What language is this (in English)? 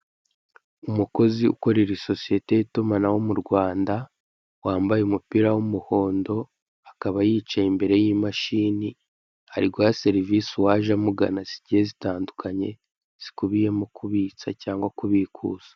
Kinyarwanda